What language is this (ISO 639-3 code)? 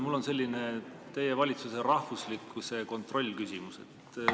est